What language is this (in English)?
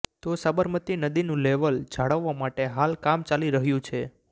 Gujarati